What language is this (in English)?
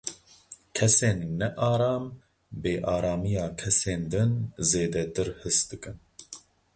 Kurdish